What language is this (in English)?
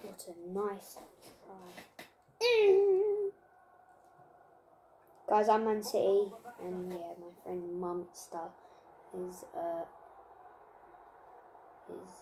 English